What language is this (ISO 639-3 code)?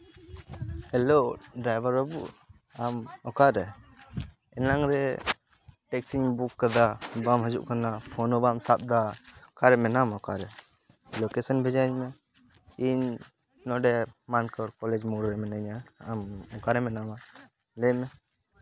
sat